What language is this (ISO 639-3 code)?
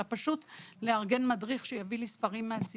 heb